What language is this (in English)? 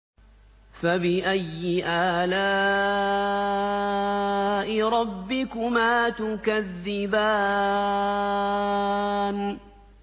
Arabic